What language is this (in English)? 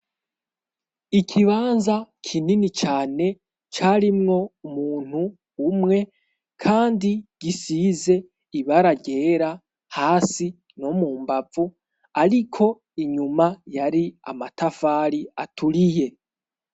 Rundi